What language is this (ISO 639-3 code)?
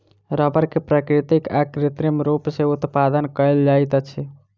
mai